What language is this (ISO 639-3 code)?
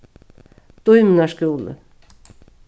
fao